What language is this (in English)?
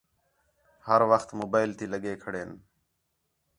Khetrani